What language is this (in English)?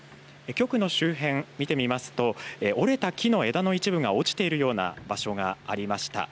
Japanese